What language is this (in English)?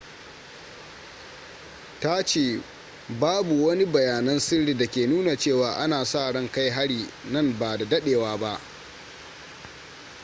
Hausa